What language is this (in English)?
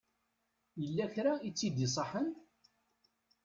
Kabyle